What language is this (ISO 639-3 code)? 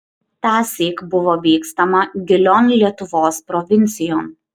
lit